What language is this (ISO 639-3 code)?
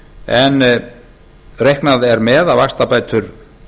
isl